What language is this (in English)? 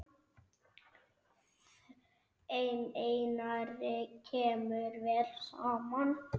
Icelandic